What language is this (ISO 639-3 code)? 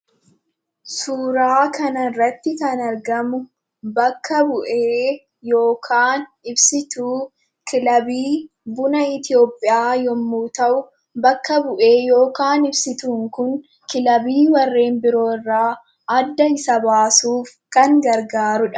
orm